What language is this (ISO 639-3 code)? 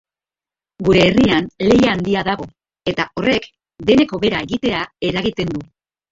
eus